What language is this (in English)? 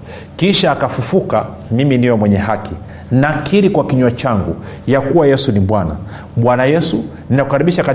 Swahili